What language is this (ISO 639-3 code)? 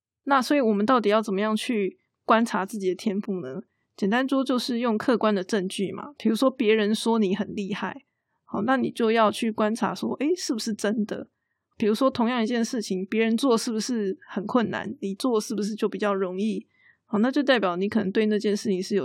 zho